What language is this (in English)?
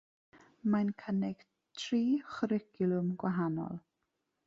Welsh